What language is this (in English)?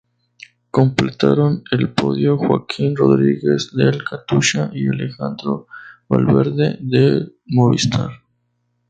Spanish